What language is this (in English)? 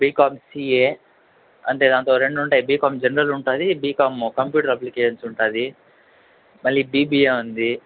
Telugu